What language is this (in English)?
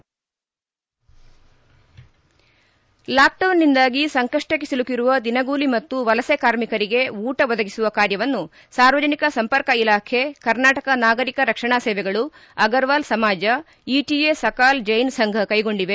Kannada